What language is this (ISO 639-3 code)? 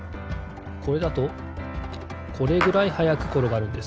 jpn